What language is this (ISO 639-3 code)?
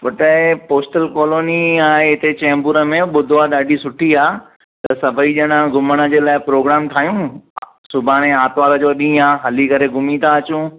snd